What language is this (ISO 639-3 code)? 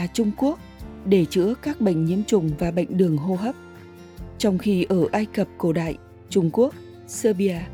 vie